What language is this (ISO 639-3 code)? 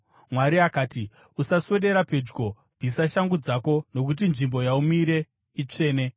sna